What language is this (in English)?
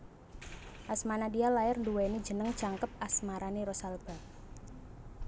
Javanese